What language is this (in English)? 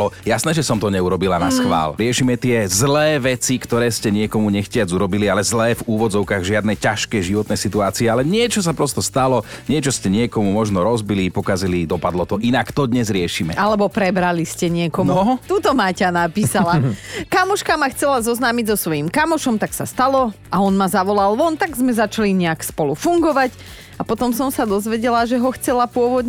Slovak